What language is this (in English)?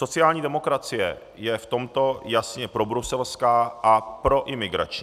Czech